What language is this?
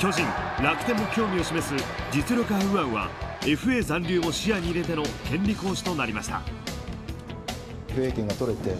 Japanese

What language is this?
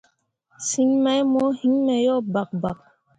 Mundang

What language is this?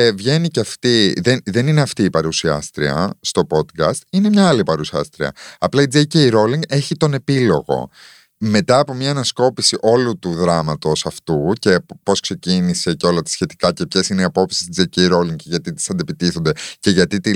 Greek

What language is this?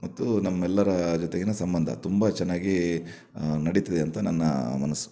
Kannada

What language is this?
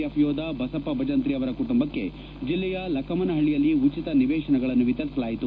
Kannada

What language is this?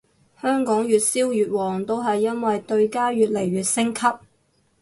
Cantonese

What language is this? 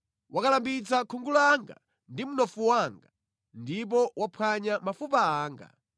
Nyanja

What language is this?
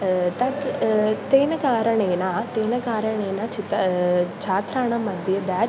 Sanskrit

